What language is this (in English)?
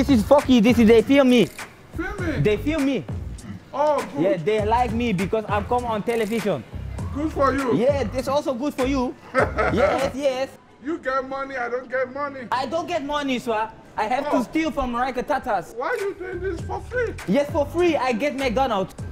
Dutch